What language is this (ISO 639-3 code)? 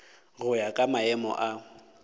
nso